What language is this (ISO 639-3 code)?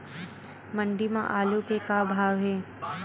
hne